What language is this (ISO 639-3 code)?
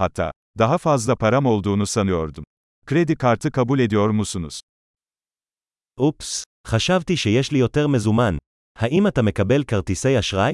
tur